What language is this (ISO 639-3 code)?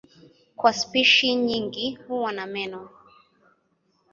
swa